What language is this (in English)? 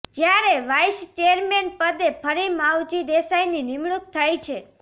Gujarati